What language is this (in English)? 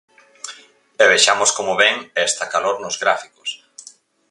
Galician